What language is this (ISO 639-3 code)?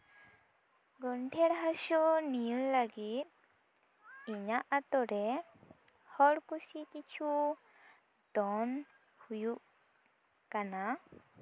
sat